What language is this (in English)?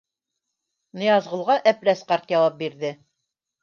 Bashkir